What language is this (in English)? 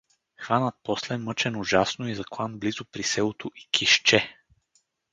Bulgarian